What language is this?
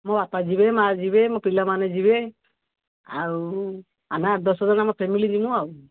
Odia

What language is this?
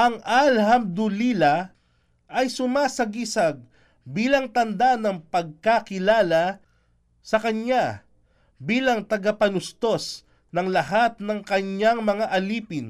Filipino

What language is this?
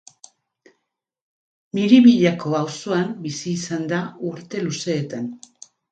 Basque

